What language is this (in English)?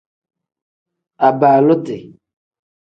Tem